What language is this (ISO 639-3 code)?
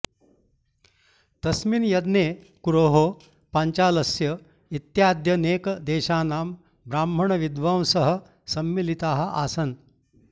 san